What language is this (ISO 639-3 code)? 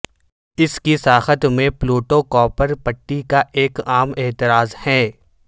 urd